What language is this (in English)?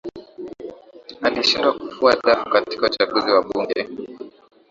Swahili